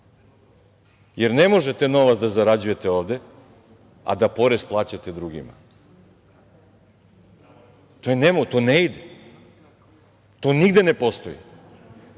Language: Serbian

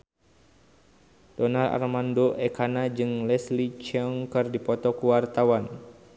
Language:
Sundanese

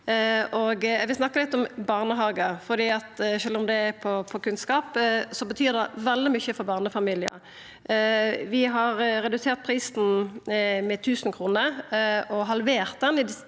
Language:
Norwegian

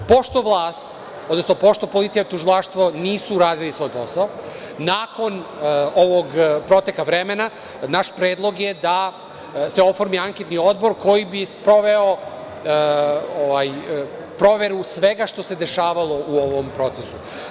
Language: Serbian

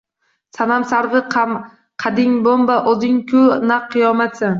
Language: Uzbek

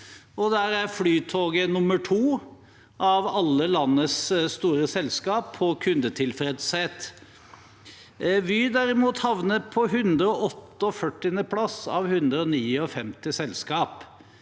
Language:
Norwegian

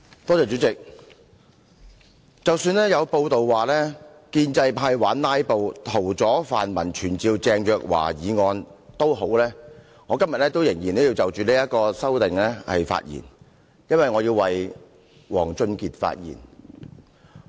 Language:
Cantonese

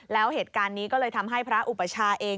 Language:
Thai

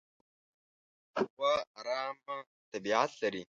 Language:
Pashto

